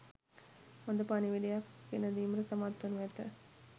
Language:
Sinhala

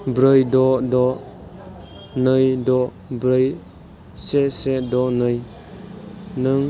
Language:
Bodo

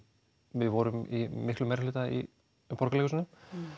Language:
Icelandic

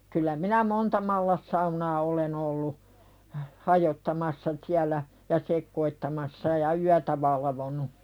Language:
Finnish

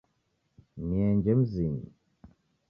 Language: Taita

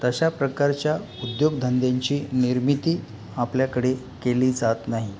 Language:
Marathi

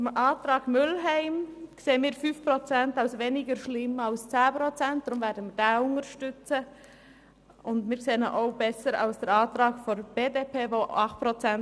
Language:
Swiss German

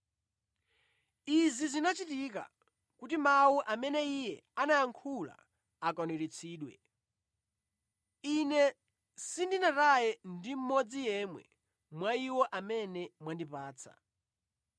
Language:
Nyanja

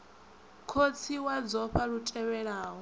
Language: Venda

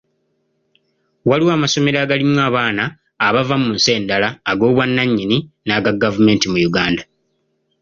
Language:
Ganda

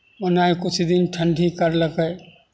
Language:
Maithili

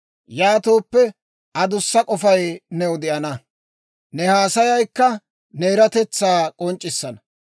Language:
Dawro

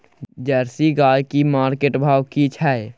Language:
Maithili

